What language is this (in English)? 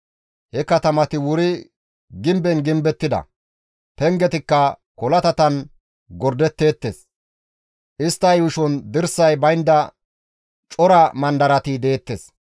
Gamo